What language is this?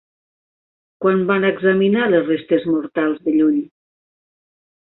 Catalan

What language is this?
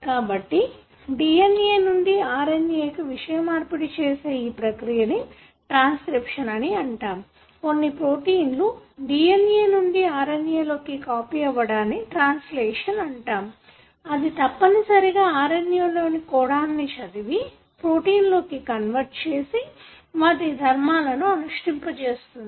Telugu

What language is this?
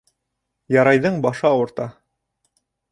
Bashkir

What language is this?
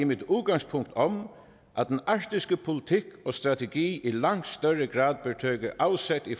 Danish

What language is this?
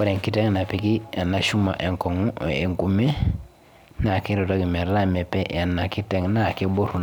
Masai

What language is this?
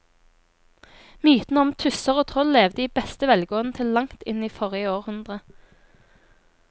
Norwegian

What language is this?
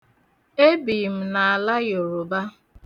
Igbo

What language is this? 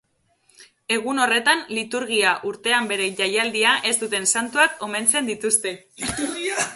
Basque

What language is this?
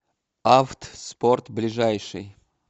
Russian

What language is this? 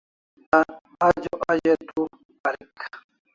Kalasha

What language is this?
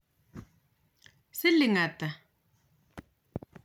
Kalenjin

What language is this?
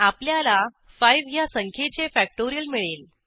Marathi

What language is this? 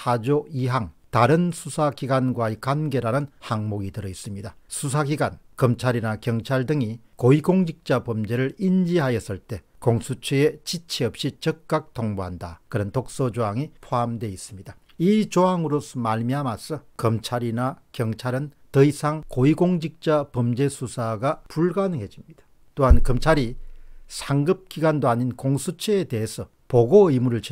Korean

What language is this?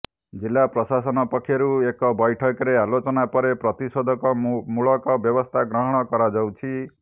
Odia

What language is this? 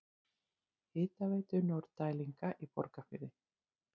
Icelandic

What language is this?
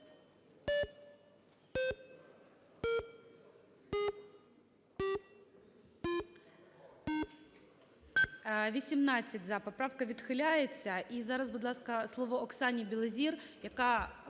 Ukrainian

